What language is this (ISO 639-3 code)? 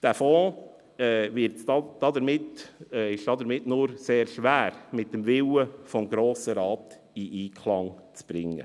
gsw